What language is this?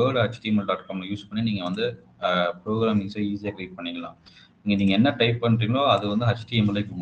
Tamil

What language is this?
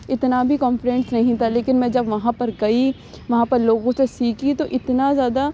Urdu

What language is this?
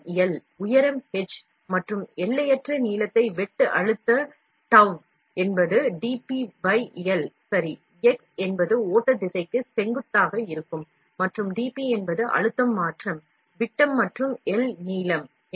Tamil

